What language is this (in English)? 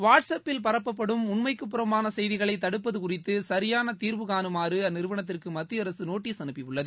Tamil